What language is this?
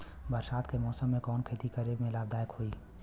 Bhojpuri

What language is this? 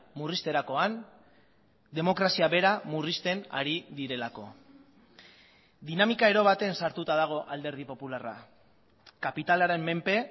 Basque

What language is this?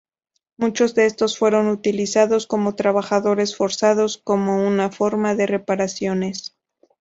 Spanish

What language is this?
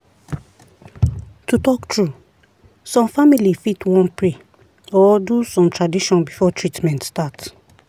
Nigerian Pidgin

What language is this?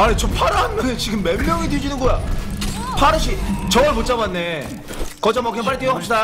Korean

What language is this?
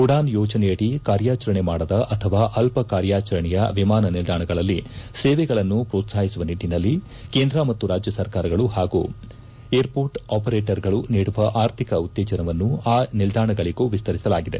Kannada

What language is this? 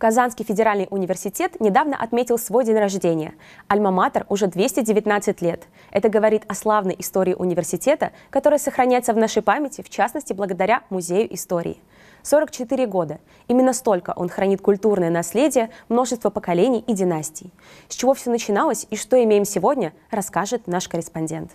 Russian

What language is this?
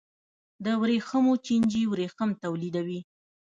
Pashto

